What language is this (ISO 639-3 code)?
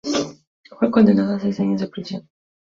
spa